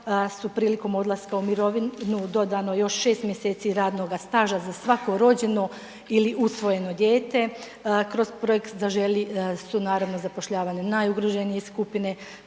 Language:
Croatian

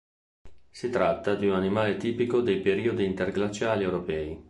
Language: Italian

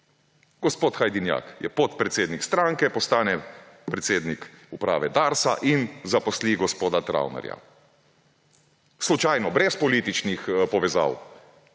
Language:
Slovenian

